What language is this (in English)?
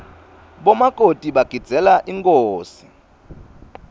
Swati